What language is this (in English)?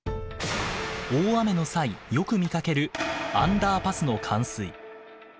Japanese